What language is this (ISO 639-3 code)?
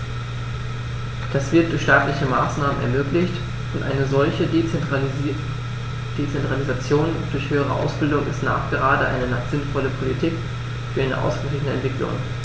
deu